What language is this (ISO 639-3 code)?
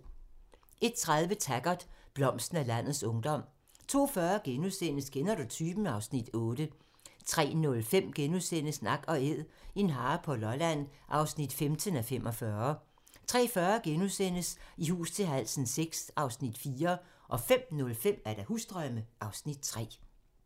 dan